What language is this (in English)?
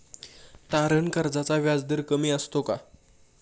Marathi